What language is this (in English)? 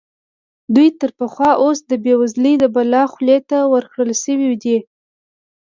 Pashto